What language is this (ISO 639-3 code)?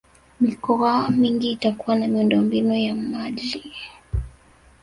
swa